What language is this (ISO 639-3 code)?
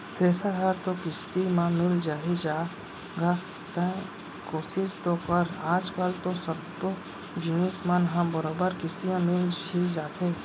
hne